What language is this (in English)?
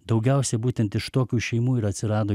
Lithuanian